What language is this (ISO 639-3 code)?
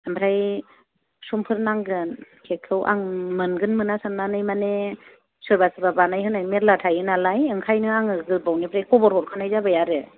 brx